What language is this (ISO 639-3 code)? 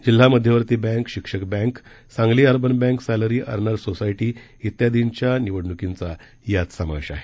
mar